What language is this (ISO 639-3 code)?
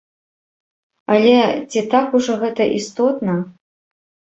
bel